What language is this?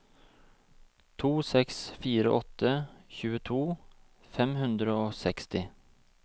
Norwegian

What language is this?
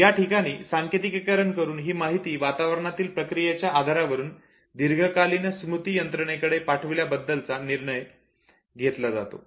Marathi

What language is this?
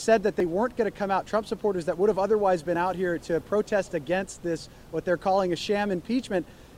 English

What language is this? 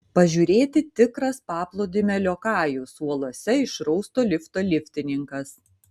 Lithuanian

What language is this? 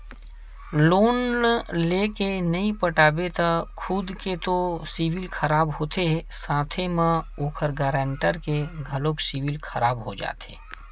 Chhattisgarhi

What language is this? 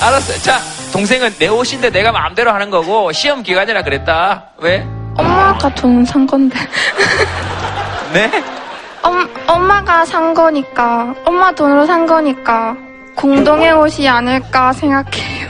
Korean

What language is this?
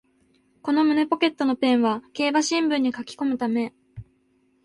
Japanese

